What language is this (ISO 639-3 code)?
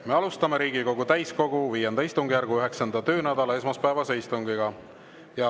est